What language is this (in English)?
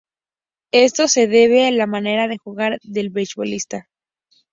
Spanish